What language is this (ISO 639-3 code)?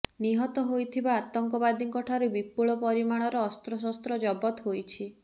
ori